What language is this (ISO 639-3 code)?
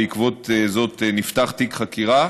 heb